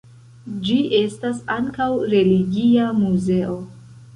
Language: Esperanto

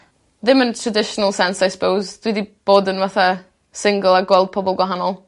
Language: Welsh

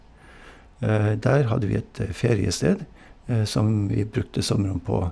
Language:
Norwegian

